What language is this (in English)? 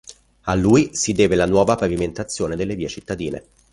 Italian